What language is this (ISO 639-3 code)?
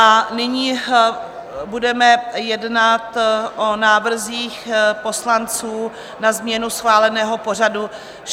ces